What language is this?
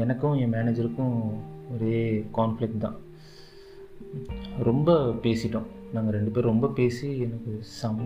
Tamil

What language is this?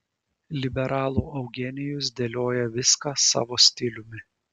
Lithuanian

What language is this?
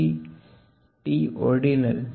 Gujarati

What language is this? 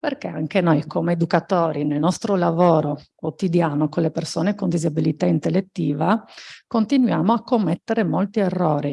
Italian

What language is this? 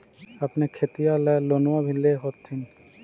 Magahi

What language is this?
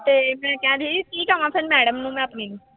Punjabi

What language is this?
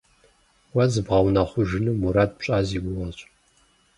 Kabardian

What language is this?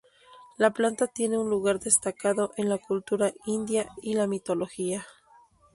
Spanish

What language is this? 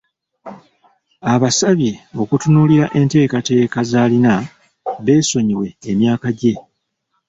Ganda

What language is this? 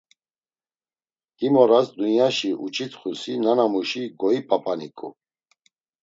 Laz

